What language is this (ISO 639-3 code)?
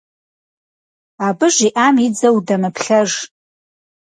kbd